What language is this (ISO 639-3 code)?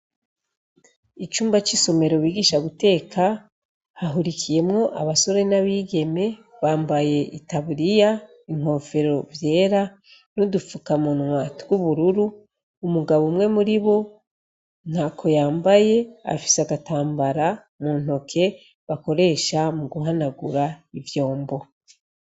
run